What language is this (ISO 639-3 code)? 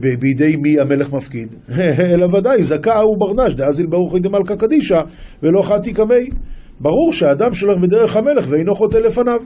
heb